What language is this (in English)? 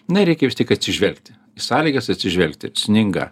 Lithuanian